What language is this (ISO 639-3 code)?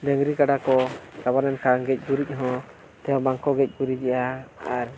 sat